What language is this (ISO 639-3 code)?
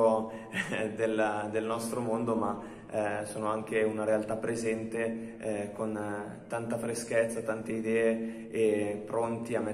ita